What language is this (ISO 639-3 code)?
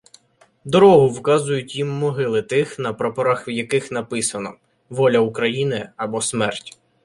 ukr